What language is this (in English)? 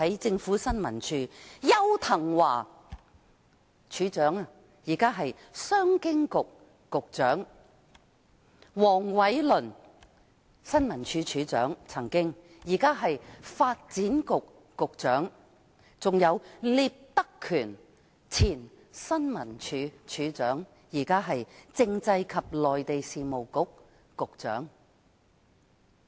Cantonese